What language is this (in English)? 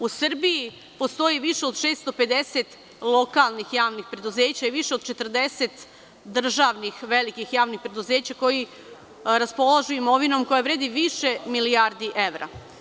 Serbian